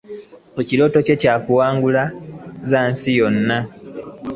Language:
Ganda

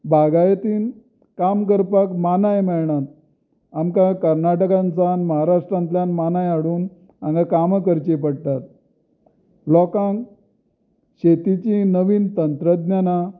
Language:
Konkani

